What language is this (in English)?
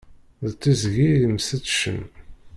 Kabyle